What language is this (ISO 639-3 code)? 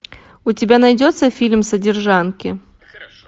rus